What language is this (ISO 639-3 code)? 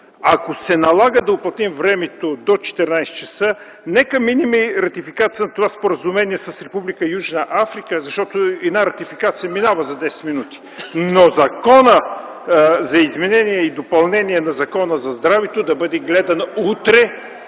bul